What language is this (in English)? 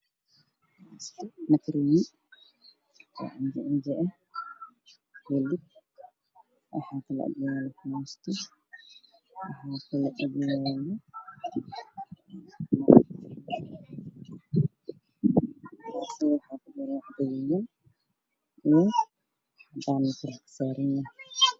Somali